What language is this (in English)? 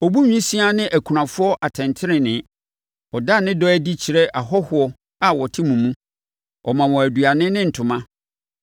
Akan